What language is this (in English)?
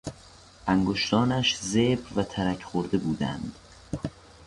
Persian